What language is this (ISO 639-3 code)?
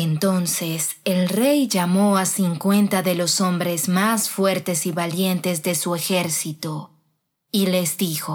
spa